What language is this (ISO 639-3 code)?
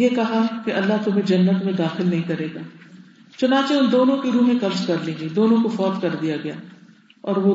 urd